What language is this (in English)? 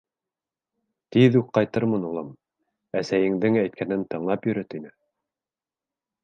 Bashkir